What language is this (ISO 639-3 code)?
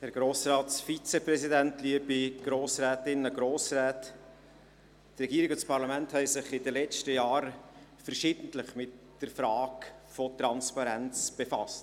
gsw